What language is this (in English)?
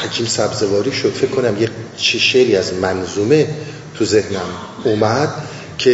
Persian